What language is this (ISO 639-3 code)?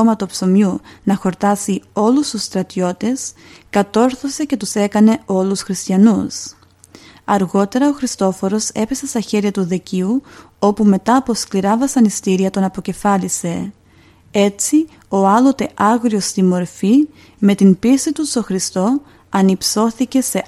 ell